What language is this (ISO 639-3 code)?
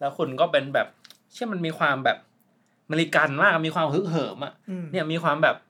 tha